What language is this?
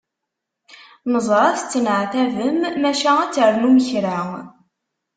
Kabyle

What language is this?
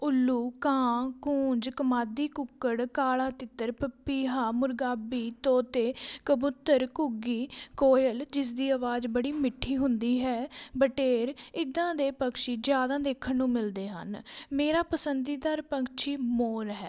Punjabi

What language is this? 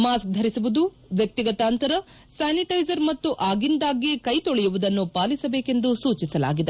Kannada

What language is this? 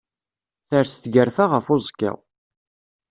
Kabyle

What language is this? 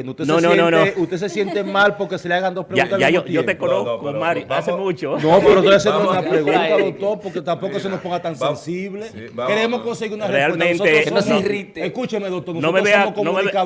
Spanish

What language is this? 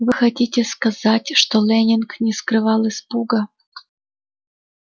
Russian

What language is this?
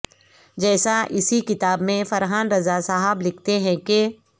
Urdu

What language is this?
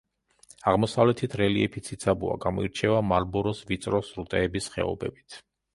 Georgian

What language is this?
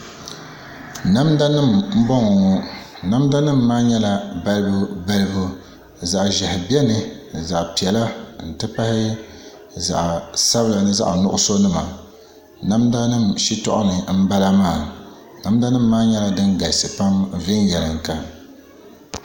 Dagbani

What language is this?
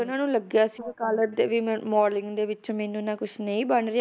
Punjabi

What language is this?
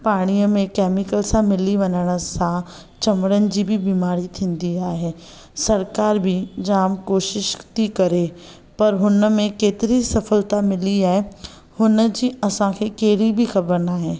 Sindhi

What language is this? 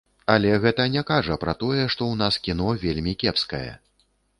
Belarusian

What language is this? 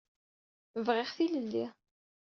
Kabyle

